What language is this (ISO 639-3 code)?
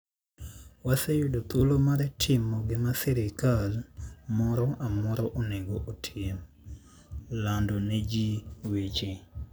luo